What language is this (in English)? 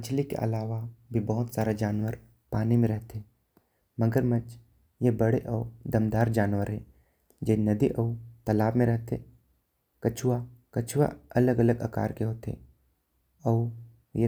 Korwa